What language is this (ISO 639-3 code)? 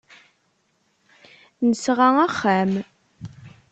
kab